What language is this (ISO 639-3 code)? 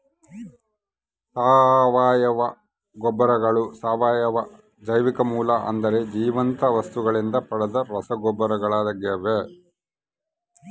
kan